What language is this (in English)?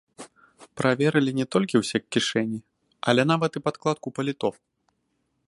Belarusian